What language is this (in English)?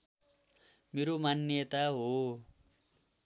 Nepali